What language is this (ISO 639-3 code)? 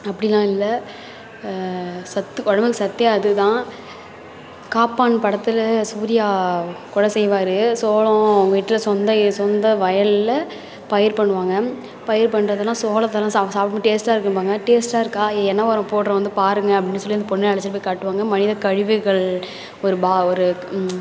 tam